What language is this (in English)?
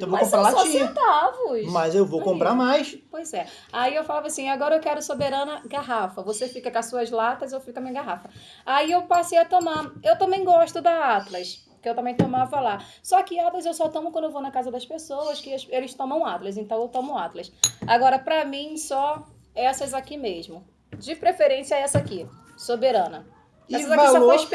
Portuguese